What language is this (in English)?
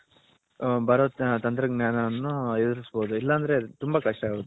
Kannada